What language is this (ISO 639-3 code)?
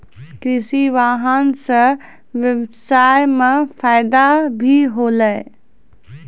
mai